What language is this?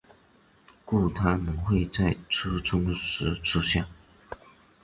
Chinese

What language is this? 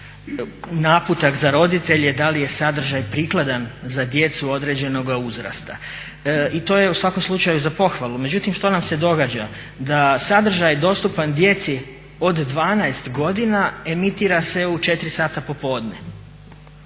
Croatian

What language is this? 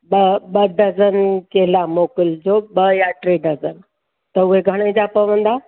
Sindhi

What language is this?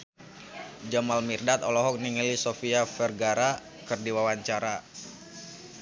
Sundanese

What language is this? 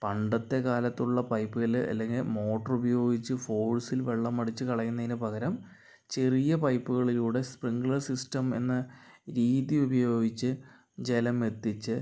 Malayalam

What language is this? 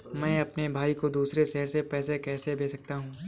Hindi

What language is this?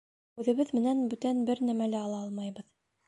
Bashkir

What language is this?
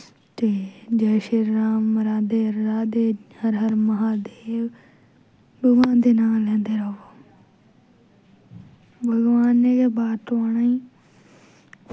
Dogri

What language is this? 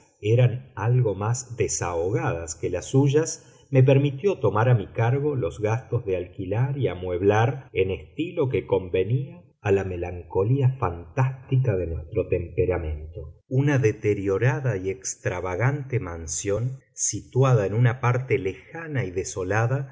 Spanish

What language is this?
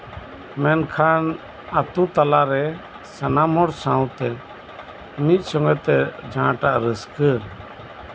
Santali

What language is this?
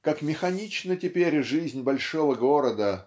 Russian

